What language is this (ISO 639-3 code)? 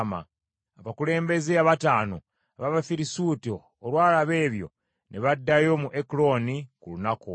lug